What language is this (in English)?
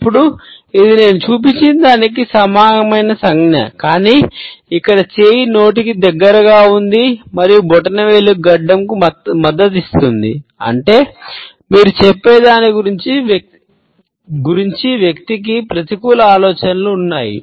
Telugu